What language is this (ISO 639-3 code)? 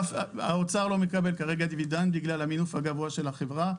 heb